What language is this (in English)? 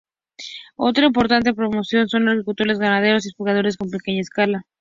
Spanish